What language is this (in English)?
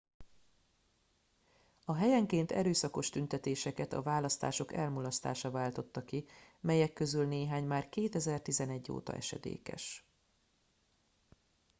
Hungarian